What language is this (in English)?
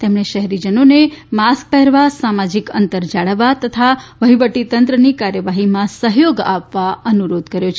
Gujarati